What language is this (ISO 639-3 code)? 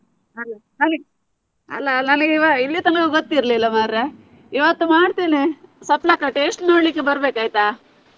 kan